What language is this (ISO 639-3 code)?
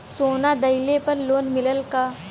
bho